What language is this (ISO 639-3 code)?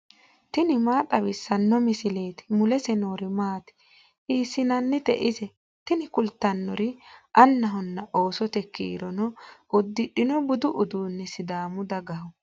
sid